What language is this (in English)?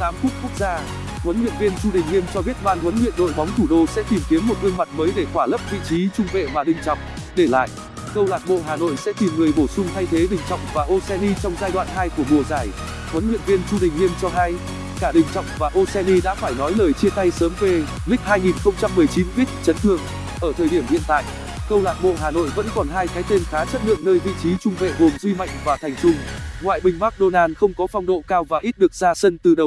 Vietnamese